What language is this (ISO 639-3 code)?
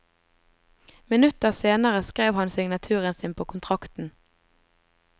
nor